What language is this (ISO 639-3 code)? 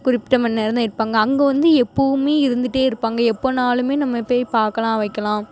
tam